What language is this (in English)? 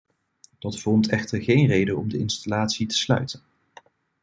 Dutch